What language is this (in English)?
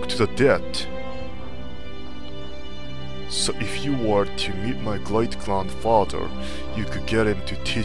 Japanese